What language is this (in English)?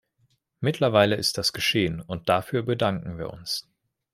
German